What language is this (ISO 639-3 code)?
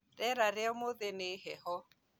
kik